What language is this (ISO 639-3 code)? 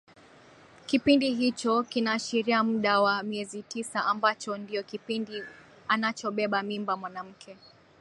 swa